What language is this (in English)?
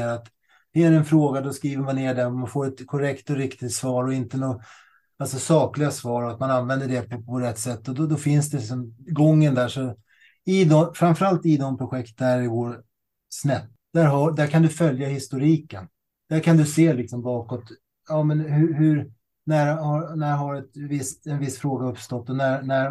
Swedish